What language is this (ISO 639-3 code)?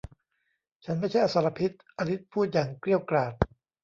tha